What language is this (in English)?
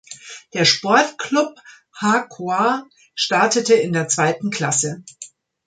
German